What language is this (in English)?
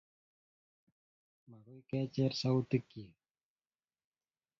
Kalenjin